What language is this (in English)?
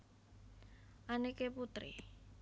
Javanese